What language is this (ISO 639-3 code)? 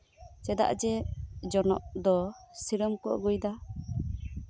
sat